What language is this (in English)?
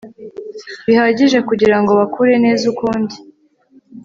Kinyarwanda